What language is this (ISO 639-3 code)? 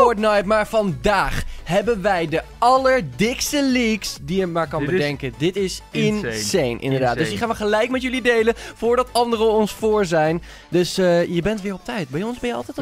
nld